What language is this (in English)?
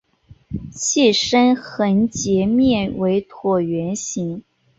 Chinese